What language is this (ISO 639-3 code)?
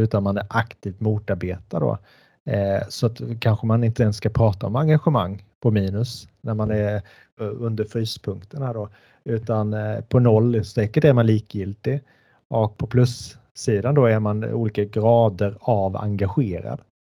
swe